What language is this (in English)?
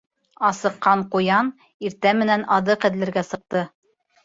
Bashkir